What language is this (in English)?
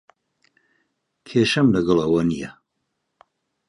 Central Kurdish